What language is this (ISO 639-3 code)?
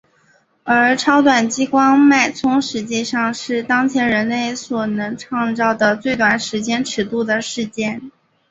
zho